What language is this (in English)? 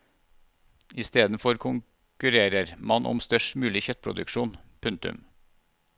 Norwegian